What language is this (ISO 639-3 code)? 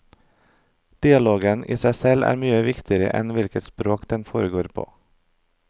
nor